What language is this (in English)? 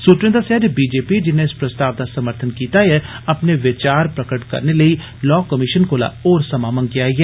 Dogri